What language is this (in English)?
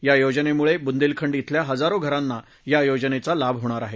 Marathi